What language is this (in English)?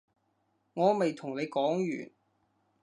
Cantonese